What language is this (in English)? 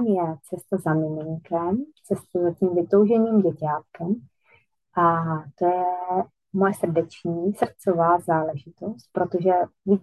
Czech